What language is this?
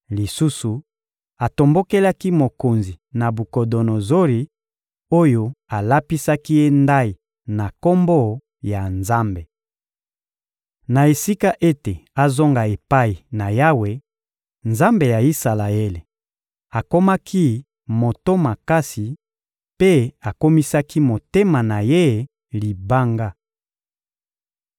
Lingala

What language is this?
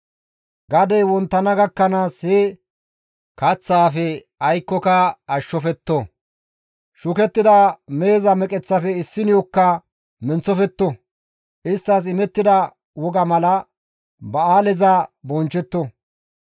Gamo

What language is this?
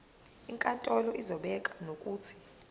Zulu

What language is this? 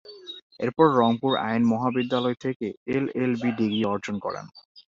Bangla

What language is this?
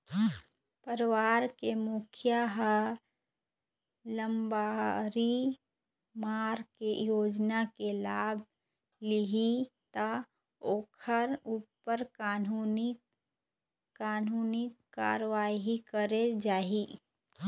Chhattisgarhi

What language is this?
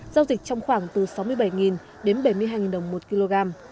Vietnamese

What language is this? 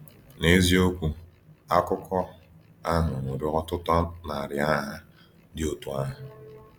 Igbo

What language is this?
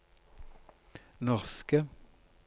Norwegian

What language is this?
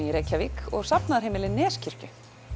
Icelandic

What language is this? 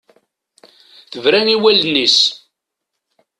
Kabyle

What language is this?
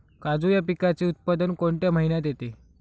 Marathi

